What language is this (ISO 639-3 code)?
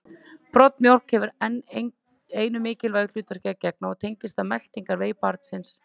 isl